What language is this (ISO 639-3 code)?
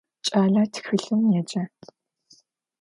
ady